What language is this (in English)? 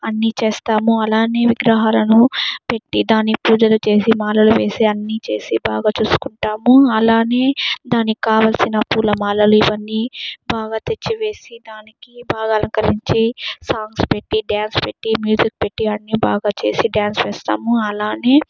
Telugu